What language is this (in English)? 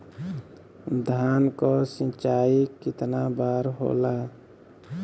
Bhojpuri